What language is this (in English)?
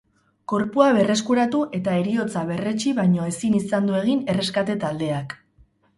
Basque